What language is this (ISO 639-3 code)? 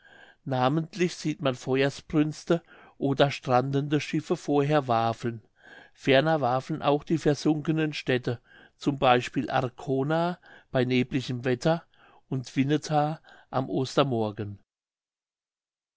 deu